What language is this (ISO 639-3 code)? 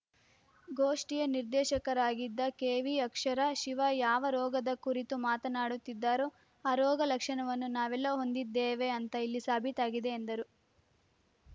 kan